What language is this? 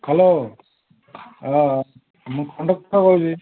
Odia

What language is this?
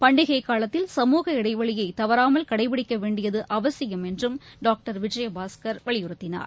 Tamil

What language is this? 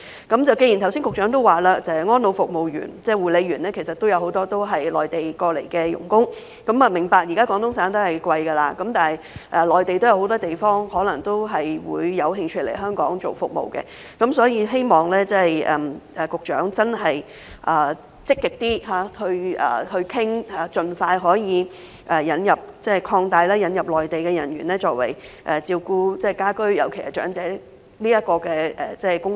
Cantonese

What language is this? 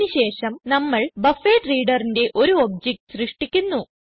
Malayalam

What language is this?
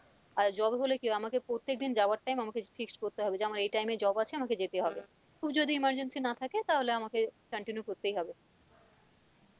Bangla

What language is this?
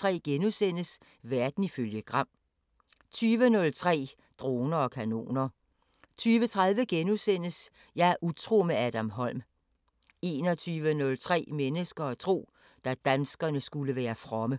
Danish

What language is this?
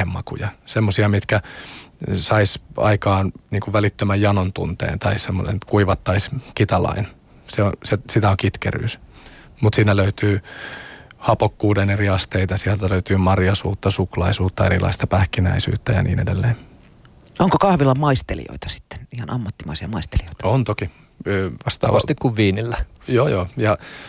Finnish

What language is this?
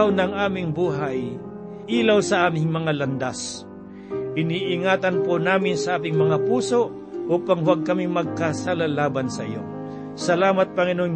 Filipino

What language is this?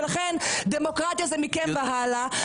Hebrew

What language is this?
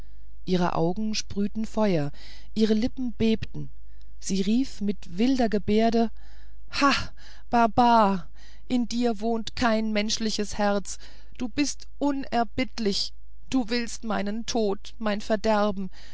German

